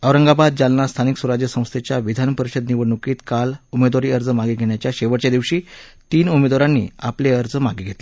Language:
Marathi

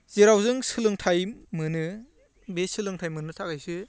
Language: Bodo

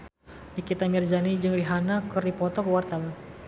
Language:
Sundanese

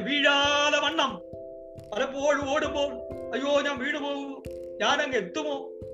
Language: Malayalam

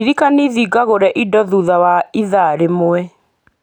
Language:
Kikuyu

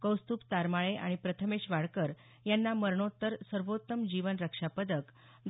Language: Marathi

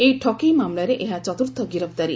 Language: Odia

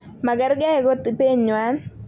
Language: Kalenjin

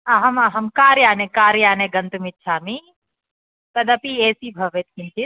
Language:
Sanskrit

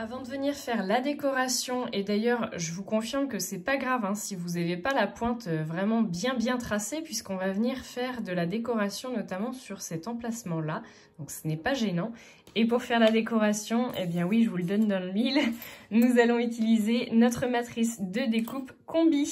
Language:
French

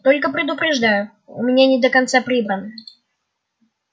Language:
Russian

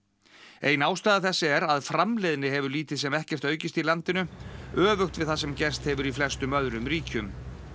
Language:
Icelandic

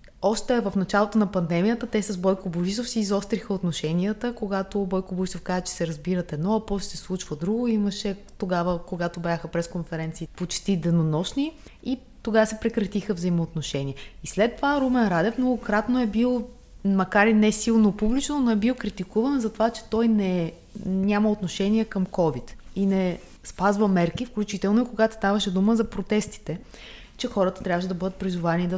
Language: Bulgarian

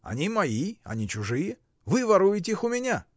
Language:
Russian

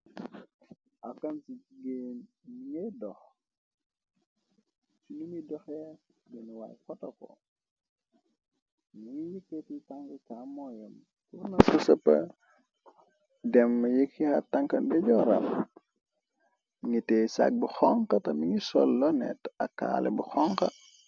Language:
Wolof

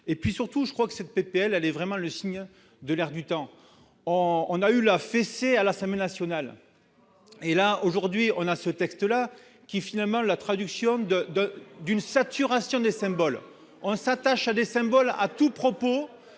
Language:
French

